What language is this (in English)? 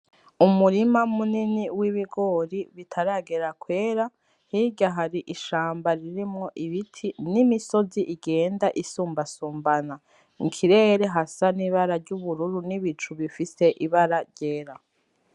Rundi